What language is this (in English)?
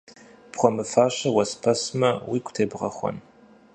Kabardian